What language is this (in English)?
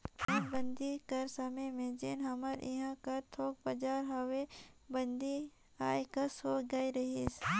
Chhattisgarhi